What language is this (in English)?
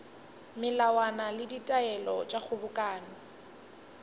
Northern Sotho